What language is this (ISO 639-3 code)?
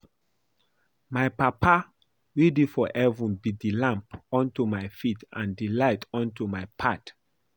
pcm